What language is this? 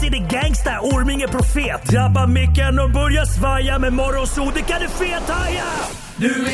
Swedish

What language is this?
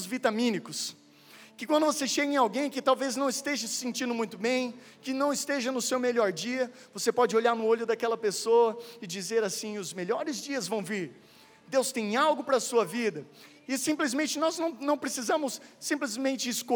Portuguese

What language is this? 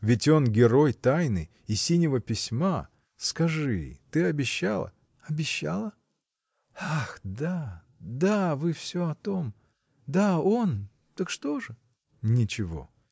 Russian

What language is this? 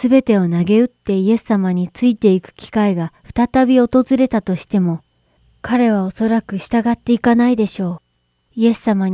Japanese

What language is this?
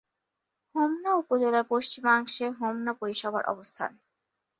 Bangla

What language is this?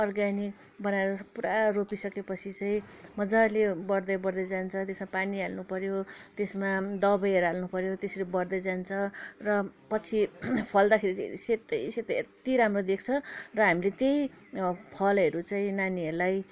Nepali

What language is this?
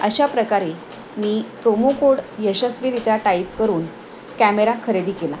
Marathi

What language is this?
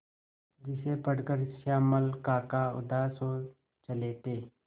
Hindi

